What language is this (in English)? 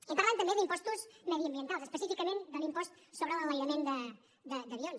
Catalan